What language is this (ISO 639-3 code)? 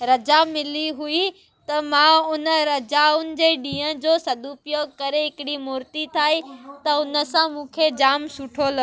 snd